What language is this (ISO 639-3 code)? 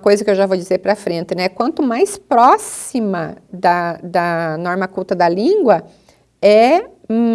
por